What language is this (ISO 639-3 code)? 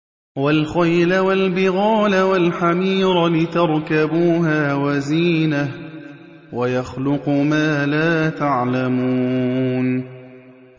ara